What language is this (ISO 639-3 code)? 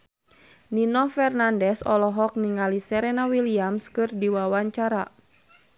sun